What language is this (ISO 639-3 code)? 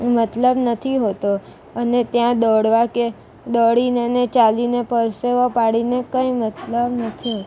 guj